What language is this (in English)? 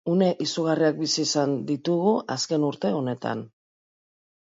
Basque